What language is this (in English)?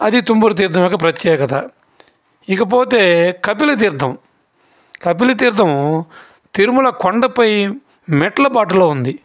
Telugu